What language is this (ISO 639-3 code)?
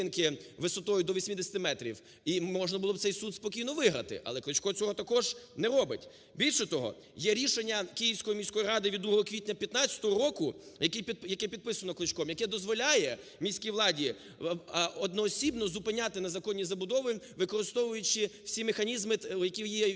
ukr